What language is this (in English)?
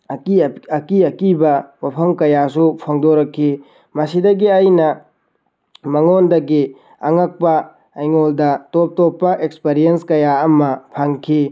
Manipuri